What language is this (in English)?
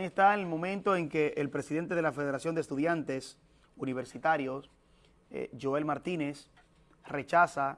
Spanish